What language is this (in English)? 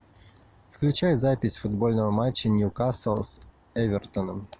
Russian